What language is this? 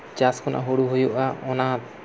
Santali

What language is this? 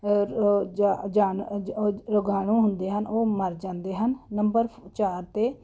Punjabi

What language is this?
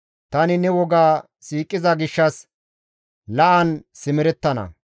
Gamo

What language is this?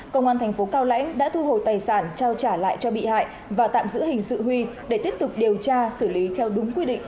Vietnamese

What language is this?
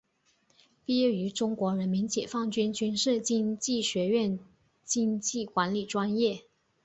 Chinese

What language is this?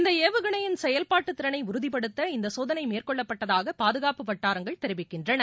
Tamil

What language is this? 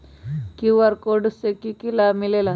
Magahi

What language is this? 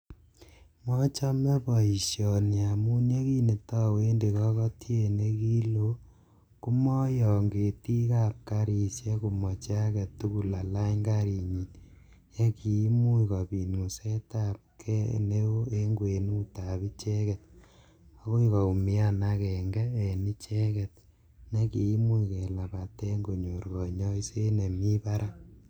Kalenjin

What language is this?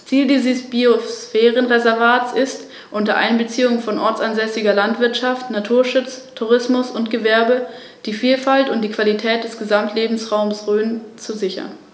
German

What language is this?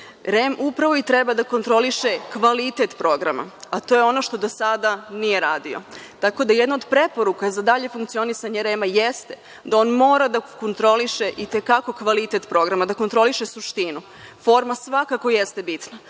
Serbian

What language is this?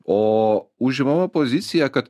Lithuanian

